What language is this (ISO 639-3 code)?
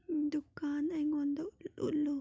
mni